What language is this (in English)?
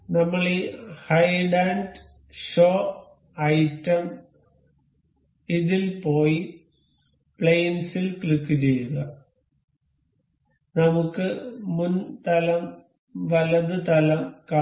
Malayalam